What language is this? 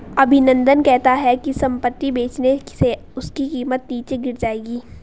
Hindi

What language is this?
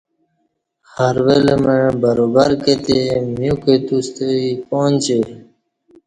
Kati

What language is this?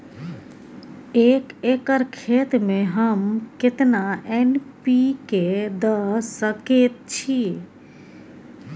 Maithili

